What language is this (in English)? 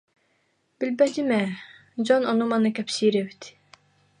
Yakut